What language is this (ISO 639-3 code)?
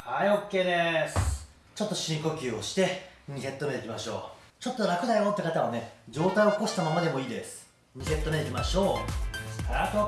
jpn